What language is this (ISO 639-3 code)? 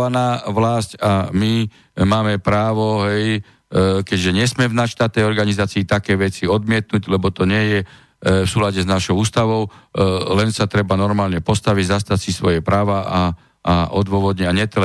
slk